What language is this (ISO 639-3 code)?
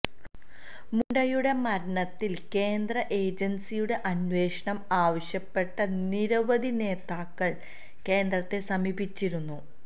mal